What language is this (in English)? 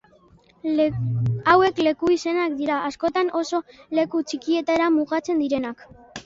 Basque